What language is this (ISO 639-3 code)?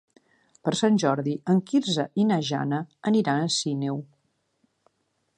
cat